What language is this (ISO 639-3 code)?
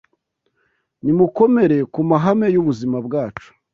kin